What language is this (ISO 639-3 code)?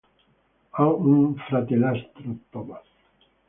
ita